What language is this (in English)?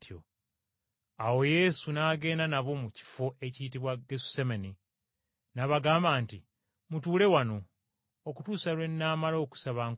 Ganda